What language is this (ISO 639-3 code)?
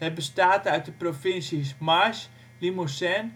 nld